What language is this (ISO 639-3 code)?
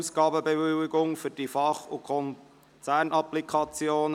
gsw